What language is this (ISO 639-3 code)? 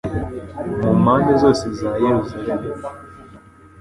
kin